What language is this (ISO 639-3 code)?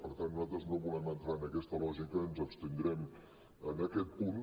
cat